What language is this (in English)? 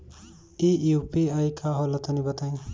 Bhojpuri